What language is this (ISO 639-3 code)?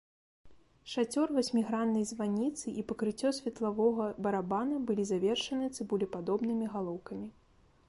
bel